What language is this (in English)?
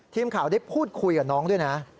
Thai